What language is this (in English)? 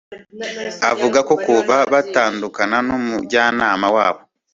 Kinyarwanda